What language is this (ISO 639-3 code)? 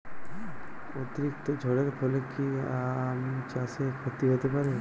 ben